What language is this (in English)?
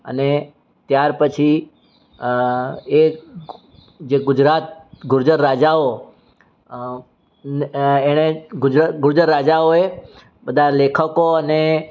Gujarati